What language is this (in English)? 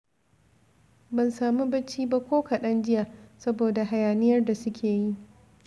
Hausa